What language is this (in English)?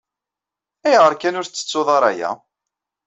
Kabyle